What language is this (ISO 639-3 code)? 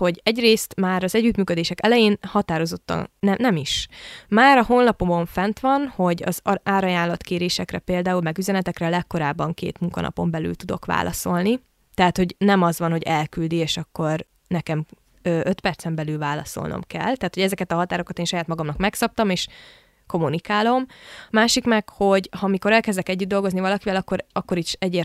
hun